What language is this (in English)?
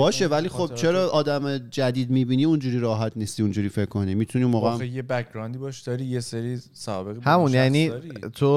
Persian